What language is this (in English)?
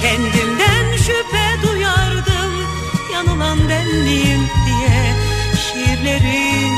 Turkish